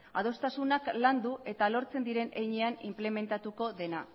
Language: Basque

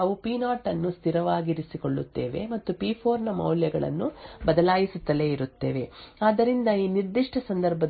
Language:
Kannada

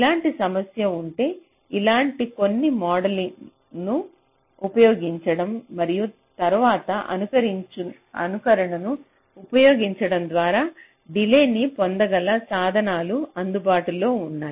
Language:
Telugu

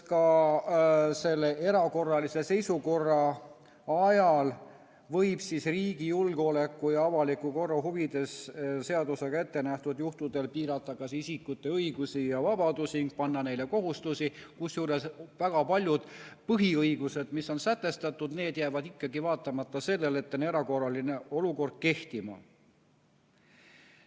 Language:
Estonian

